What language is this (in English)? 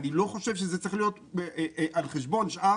Hebrew